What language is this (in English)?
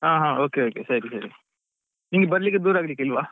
Kannada